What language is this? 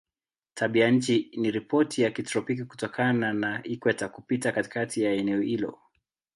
Swahili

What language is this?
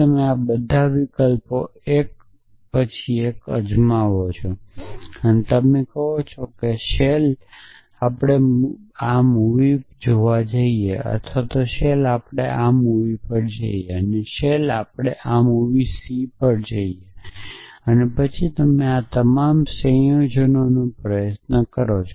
Gujarati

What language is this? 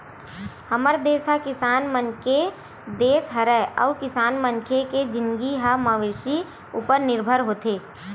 Chhattisgarhi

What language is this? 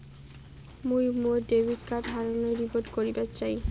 Bangla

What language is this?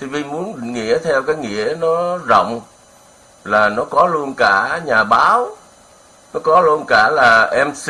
Vietnamese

